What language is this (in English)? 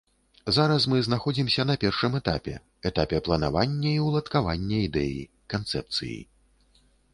Belarusian